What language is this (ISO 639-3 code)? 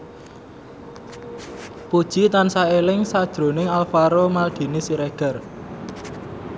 jav